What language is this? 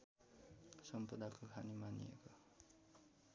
Nepali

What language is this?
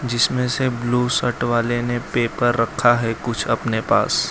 Hindi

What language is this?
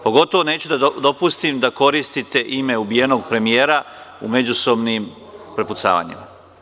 Serbian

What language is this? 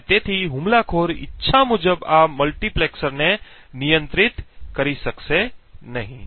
Gujarati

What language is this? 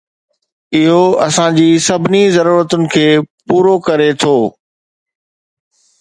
Sindhi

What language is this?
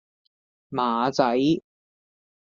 Cantonese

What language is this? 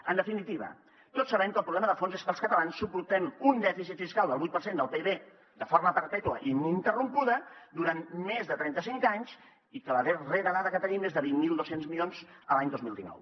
Catalan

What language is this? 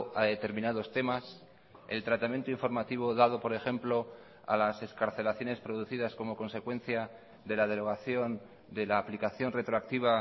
Spanish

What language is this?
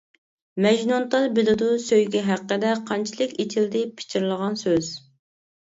Uyghur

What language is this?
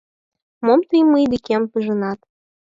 Mari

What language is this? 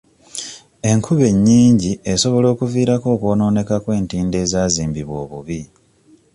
Ganda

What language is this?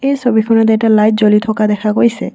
Assamese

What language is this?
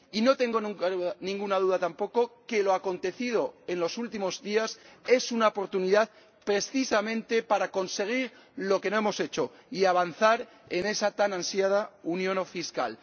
Spanish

